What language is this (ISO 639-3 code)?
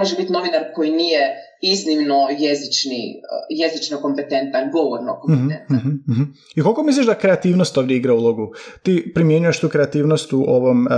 hrv